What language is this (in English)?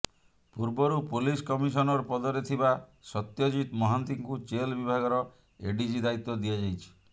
Odia